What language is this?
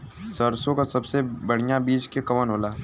Bhojpuri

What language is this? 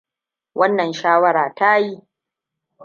Hausa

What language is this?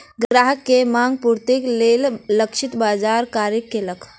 Maithili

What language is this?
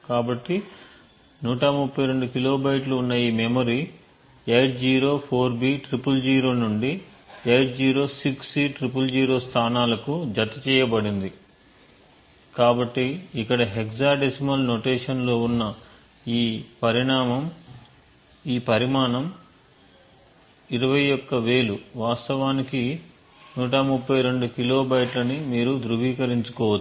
Telugu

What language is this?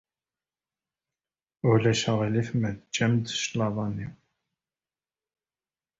Kabyle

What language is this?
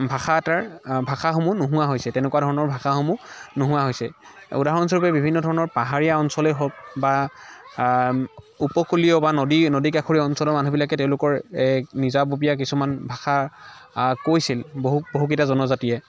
Assamese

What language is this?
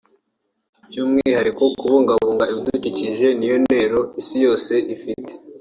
Kinyarwanda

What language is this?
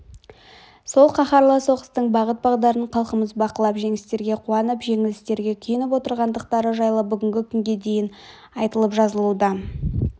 Kazakh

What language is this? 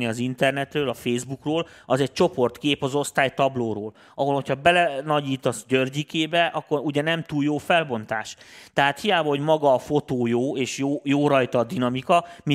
Hungarian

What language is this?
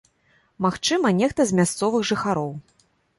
Belarusian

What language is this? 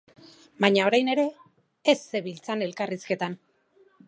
Basque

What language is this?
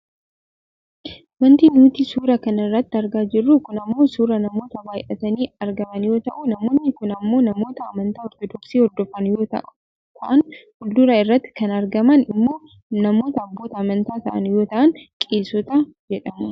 Oromo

